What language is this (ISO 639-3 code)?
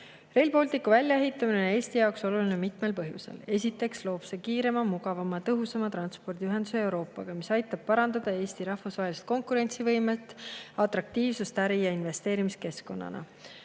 est